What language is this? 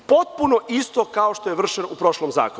Serbian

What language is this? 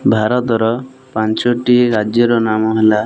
Odia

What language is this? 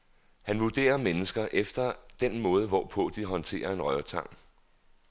Danish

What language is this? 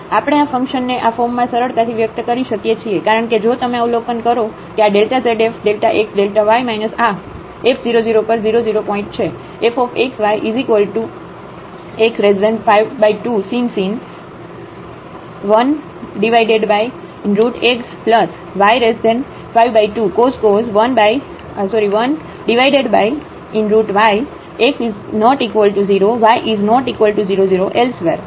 Gujarati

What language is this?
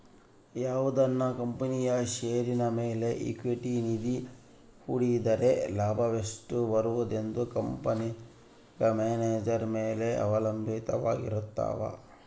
Kannada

